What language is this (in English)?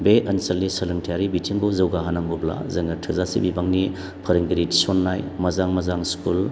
Bodo